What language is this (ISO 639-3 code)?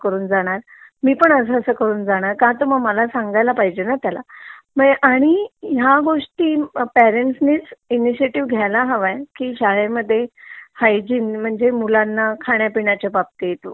mar